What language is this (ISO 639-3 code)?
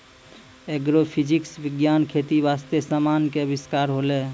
mai